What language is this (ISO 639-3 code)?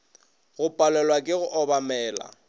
nso